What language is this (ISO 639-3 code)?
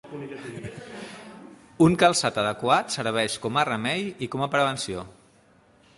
cat